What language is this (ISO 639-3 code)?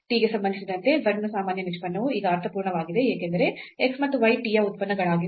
kan